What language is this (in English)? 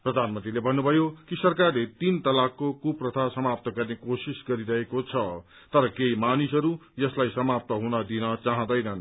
Nepali